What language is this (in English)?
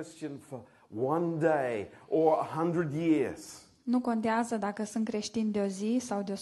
Romanian